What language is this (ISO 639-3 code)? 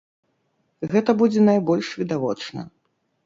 bel